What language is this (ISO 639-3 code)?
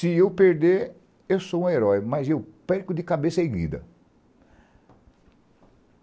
por